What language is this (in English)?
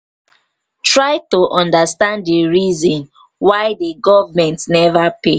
Nigerian Pidgin